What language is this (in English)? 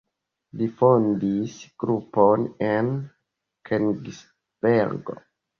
Esperanto